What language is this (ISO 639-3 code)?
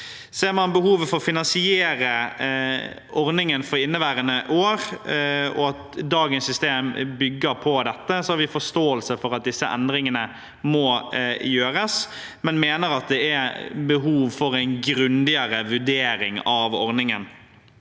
nor